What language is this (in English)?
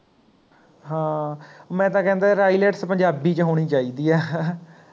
Punjabi